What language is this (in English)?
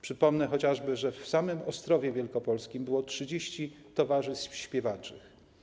Polish